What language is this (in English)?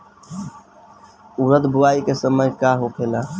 Bhojpuri